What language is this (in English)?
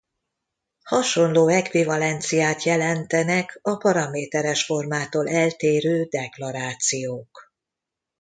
Hungarian